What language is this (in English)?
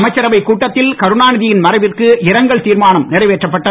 Tamil